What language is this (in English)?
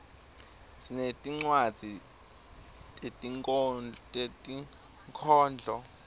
Swati